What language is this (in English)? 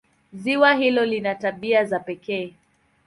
Swahili